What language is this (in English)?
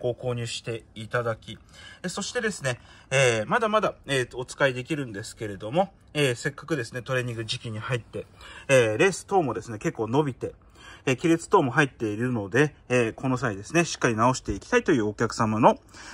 Japanese